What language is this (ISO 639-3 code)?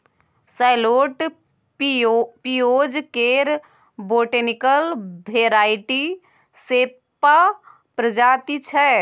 mai